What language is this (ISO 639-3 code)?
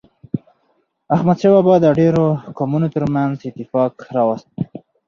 pus